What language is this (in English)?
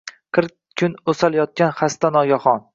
Uzbek